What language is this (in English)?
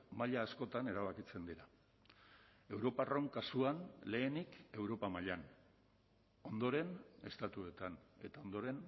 Basque